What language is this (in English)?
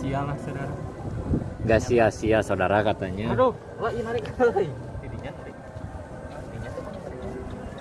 Indonesian